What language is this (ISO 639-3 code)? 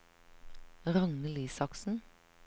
nor